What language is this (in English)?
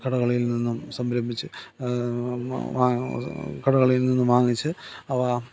Malayalam